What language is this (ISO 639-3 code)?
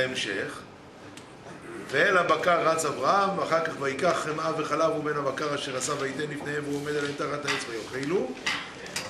heb